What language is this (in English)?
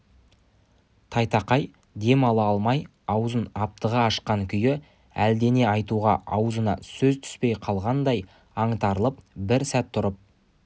Kazakh